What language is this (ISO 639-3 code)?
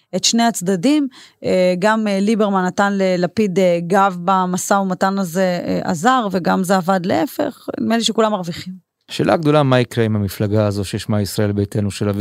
heb